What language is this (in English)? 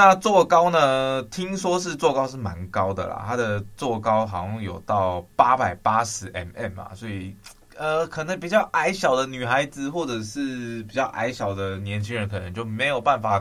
Chinese